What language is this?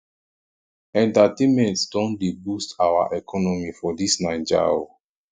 Nigerian Pidgin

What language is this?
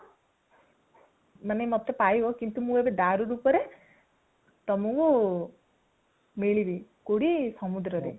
Odia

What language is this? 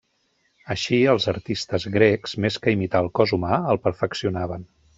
Catalan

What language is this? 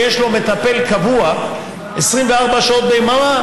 Hebrew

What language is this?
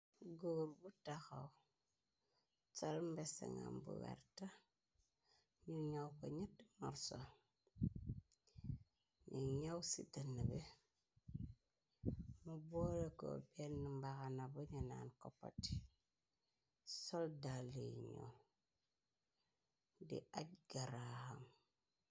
Wolof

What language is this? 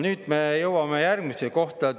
Estonian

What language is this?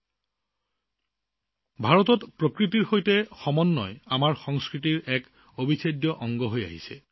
Assamese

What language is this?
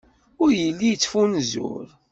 Kabyle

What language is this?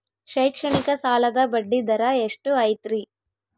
Kannada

